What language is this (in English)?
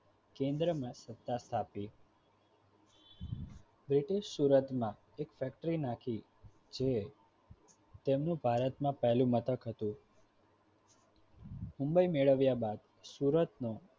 Gujarati